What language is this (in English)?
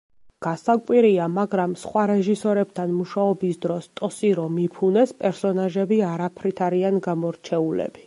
Georgian